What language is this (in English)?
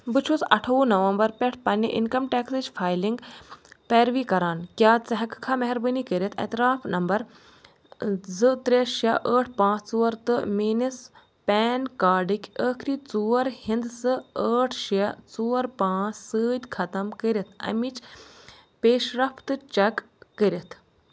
Kashmiri